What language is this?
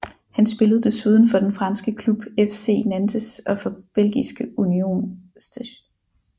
Danish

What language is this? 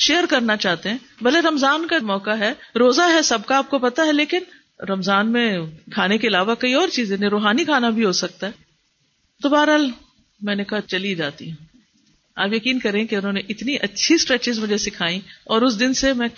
Urdu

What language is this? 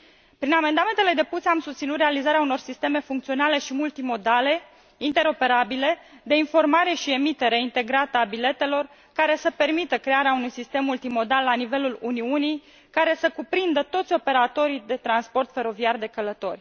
Romanian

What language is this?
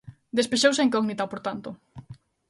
Galician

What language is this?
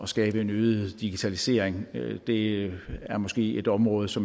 Danish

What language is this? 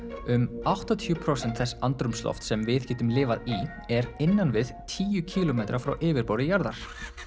Icelandic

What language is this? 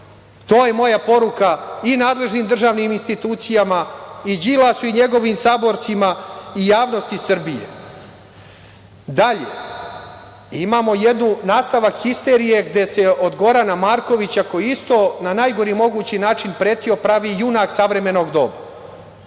Serbian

